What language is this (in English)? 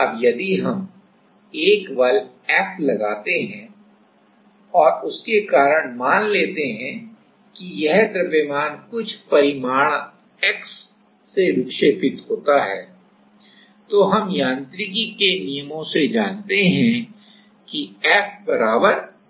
Hindi